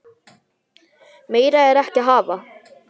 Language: Icelandic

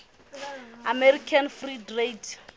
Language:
Southern Sotho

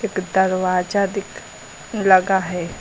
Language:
Hindi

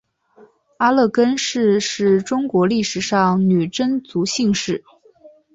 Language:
Chinese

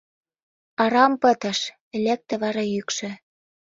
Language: Mari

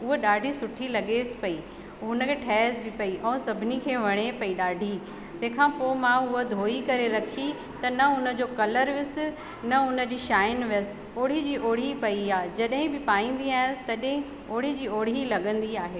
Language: Sindhi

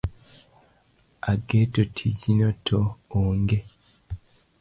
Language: Luo (Kenya and Tanzania)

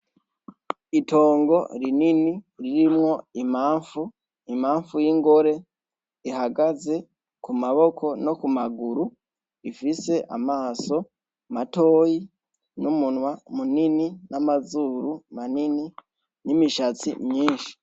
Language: Rundi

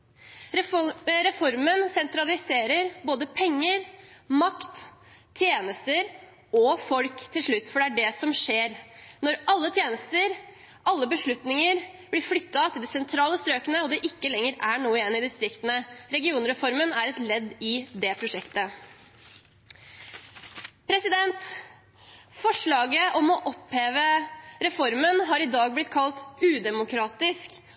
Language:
Norwegian Bokmål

